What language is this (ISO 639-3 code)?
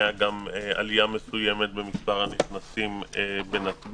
heb